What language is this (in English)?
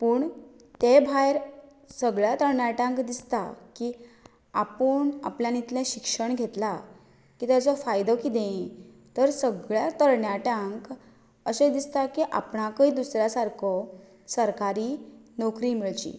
Konkani